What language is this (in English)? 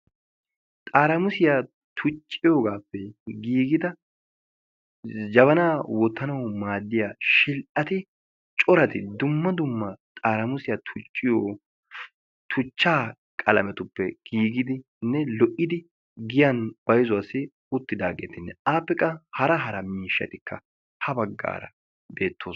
Wolaytta